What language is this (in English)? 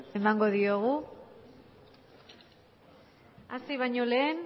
Basque